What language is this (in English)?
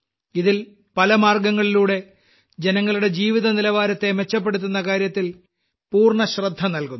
Malayalam